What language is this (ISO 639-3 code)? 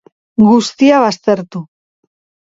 eus